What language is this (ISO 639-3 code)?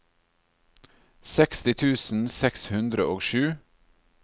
nor